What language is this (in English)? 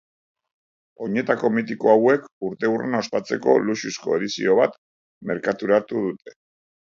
Basque